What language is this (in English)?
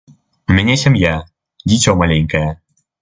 Belarusian